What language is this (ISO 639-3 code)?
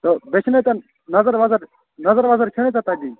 kas